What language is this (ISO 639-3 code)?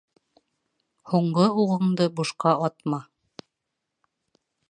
bak